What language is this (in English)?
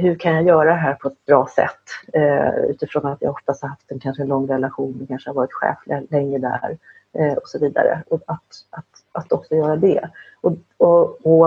Swedish